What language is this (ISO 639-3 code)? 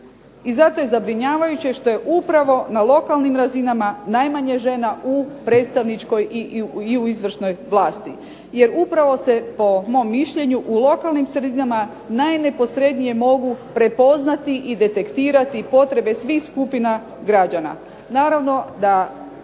hrv